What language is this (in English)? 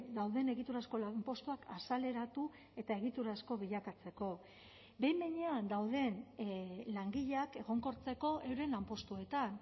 Basque